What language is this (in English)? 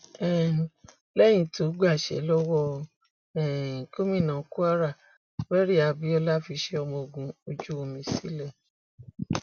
Yoruba